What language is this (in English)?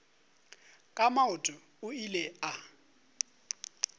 Northern Sotho